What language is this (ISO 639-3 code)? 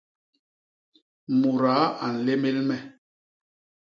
bas